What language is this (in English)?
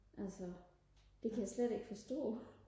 Danish